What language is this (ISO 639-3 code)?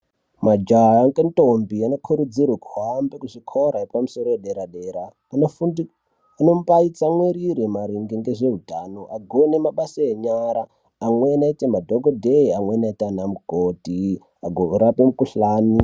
ndc